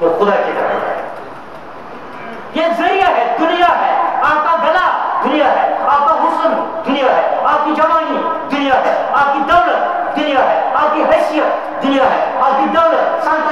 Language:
Romanian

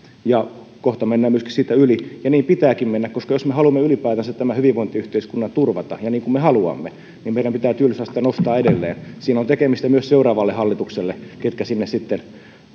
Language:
Finnish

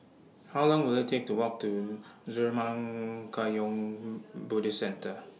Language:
English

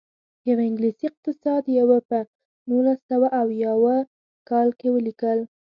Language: Pashto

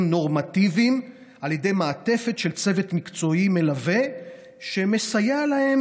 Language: Hebrew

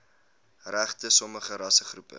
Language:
Afrikaans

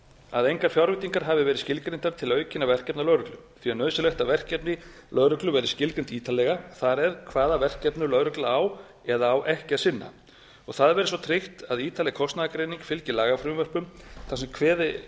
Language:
Icelandic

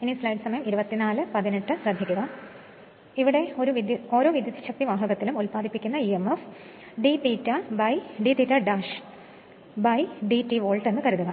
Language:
Malayalam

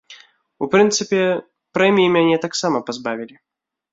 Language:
Belarusian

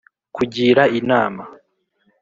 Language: Kinyarwanda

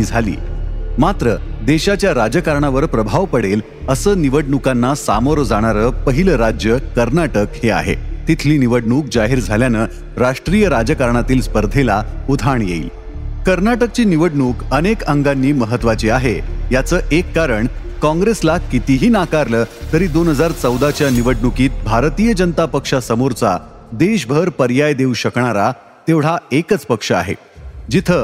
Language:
Marathi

